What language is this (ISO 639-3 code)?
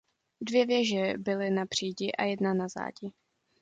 ces